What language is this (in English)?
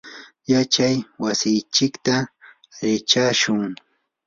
Yanahuanca Pasco Quechua